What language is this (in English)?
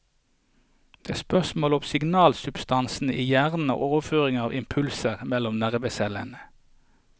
Norwegian